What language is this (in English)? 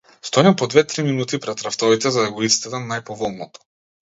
Macedonian